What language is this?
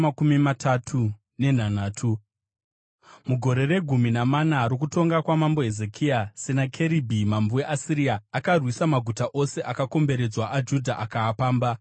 Shona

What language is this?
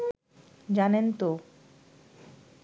Bangla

